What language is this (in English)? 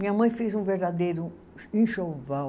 Portuguese